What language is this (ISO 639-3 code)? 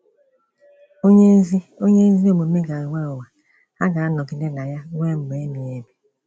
ibo